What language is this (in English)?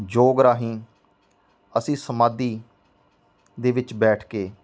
Punjabi